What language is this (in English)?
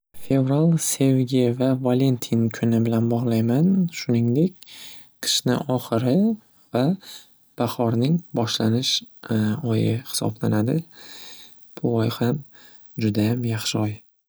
Uzbek